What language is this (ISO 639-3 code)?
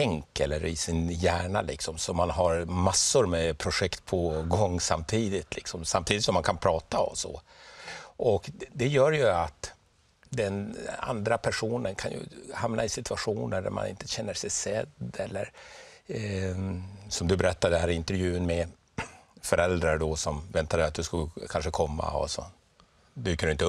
swe